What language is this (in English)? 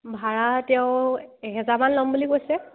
Assamese